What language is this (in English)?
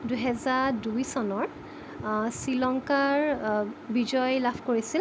Assamese